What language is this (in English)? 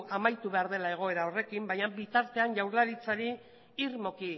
Basque